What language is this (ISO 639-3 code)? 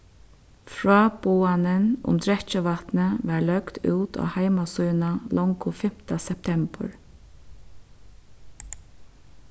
fao